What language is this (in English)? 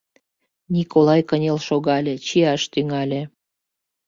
Mari